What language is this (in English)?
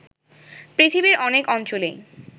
Bangla